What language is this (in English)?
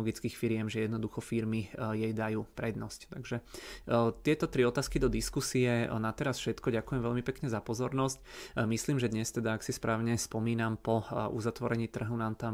Czech